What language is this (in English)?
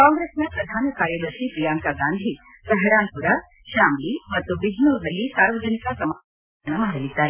Kannada